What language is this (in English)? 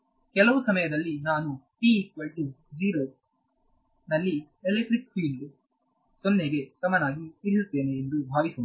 Kannada